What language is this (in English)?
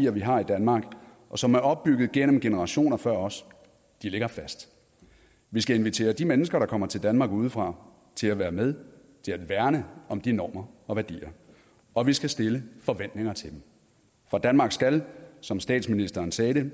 Danish